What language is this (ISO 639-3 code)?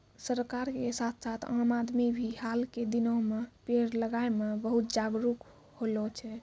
mai